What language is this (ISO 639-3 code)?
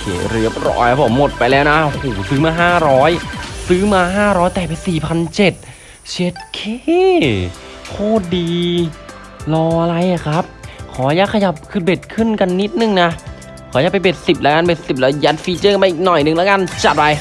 tha